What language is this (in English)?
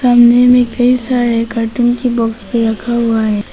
Hindi